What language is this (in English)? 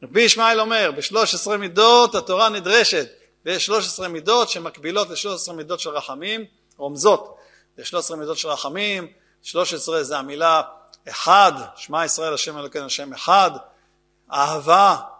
Hebrew